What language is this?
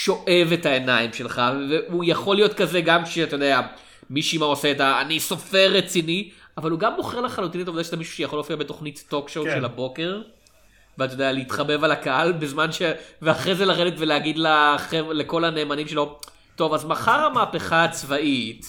Hebrew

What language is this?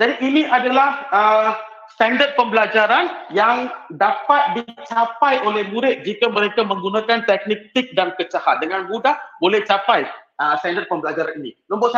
Malay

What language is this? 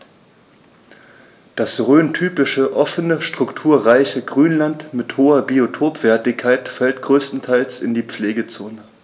German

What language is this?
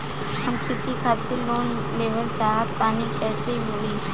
Bhojpuri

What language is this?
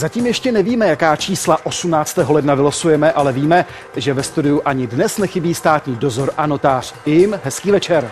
Czech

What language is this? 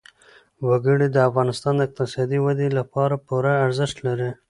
Pashto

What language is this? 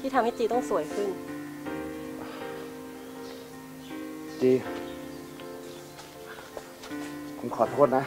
Thai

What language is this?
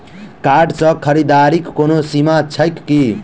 Maithili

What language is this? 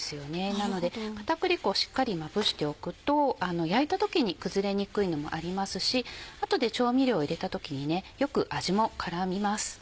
Japanese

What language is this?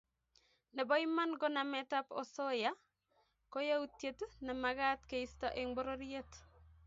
Kalenjin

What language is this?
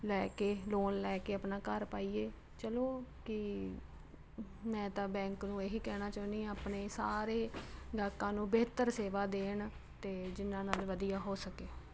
Punjabi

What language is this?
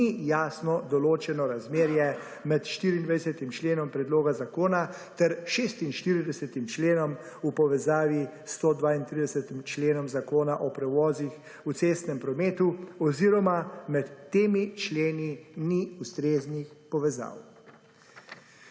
Slovenian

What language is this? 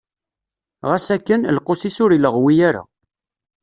Kabyle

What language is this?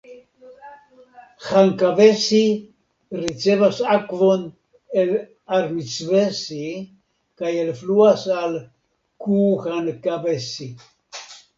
Esperanto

